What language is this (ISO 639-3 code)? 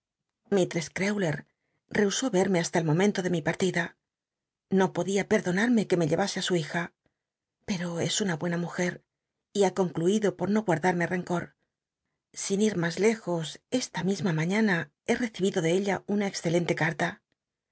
spa